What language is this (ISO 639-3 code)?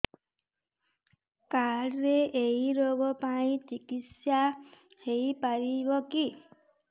ori